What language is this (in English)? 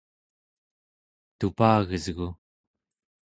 Central Yupik